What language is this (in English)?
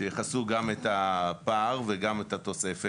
Hebrew